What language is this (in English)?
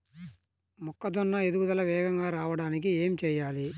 Telugu